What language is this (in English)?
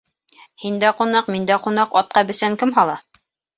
Bashkir